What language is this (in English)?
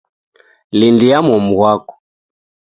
Taita